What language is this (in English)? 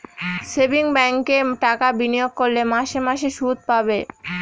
Bangla